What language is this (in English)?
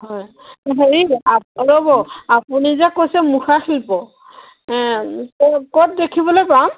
Assamese